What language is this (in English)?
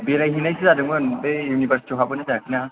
Bodo